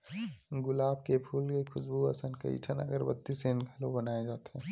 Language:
Chhattisgarhi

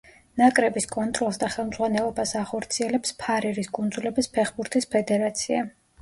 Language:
Georgian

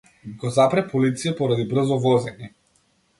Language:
Macedonian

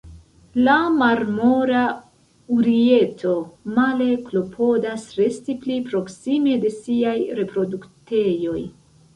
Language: Esperanto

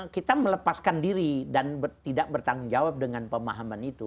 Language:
Indonesian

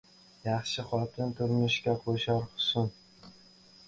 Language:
Uzbek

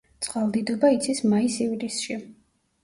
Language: Georgian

